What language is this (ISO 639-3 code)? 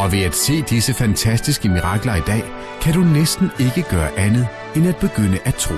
dan